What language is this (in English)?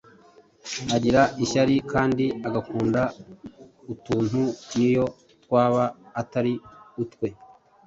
Kinyarwanda